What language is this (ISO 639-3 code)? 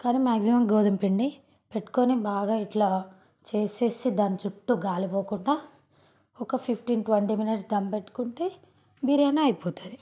tel